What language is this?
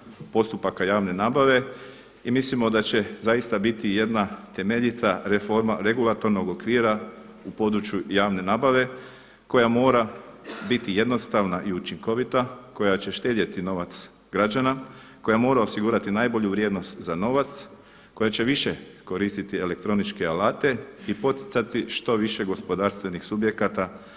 Croatian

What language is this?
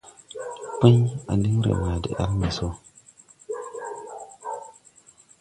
Tupuri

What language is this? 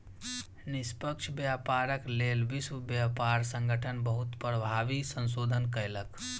Maithili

